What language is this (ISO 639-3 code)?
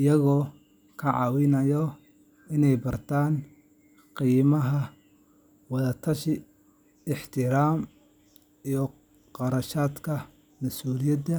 som